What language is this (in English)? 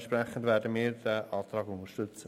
Swiss German